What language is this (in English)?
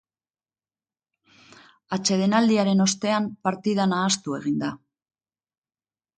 Basque